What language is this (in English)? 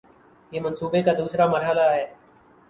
Urdu